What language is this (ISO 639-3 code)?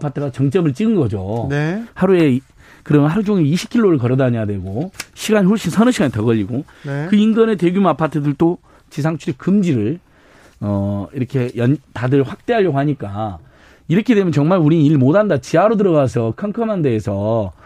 kor